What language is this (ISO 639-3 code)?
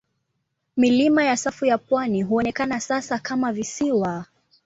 swa